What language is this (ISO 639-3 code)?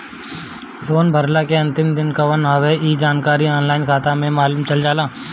bho